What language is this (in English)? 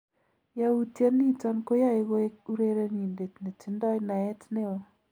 Kalenjin